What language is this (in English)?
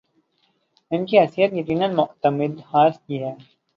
Urdu